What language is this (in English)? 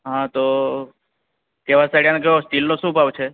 Gujarati